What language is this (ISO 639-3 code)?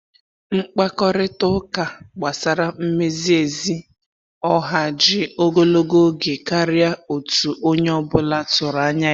ibo